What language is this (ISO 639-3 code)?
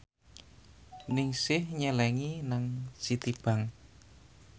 jav